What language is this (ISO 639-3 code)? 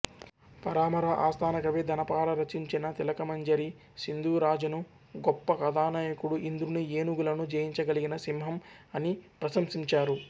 tel